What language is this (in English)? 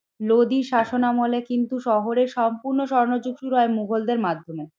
Bangla